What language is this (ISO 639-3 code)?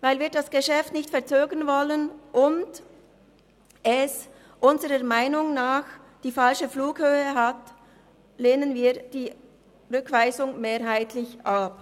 gsw